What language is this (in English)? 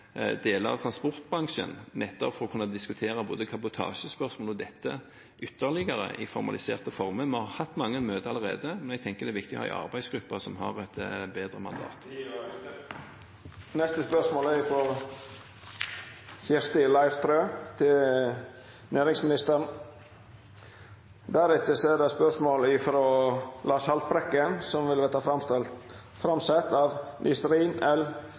Norwegian Bokmål